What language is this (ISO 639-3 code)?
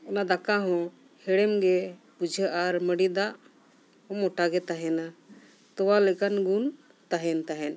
sat